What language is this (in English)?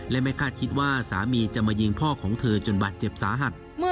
Thai